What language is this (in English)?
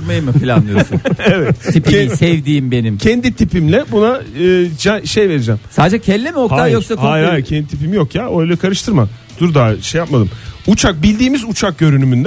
Turkish